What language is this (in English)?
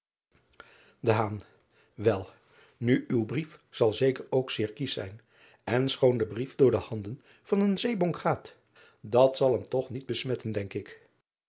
Dutch